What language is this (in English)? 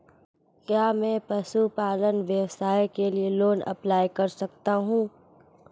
Hindi